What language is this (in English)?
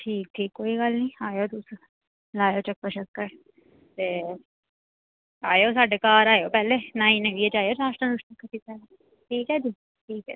Dogri